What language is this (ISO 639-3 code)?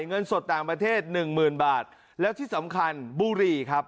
tha